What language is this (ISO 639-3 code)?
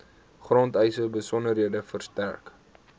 afr